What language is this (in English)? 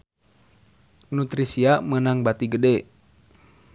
Sundanese